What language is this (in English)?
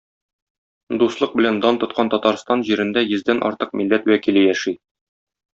Tatar